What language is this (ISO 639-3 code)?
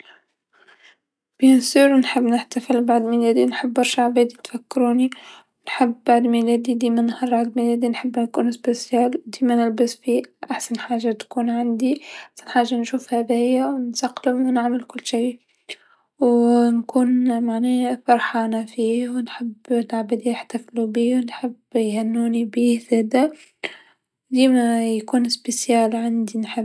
aeb